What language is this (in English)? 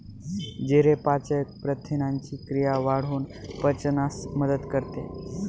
Marathi